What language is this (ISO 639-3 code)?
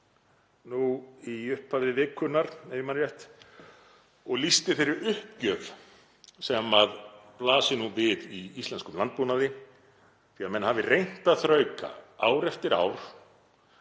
isl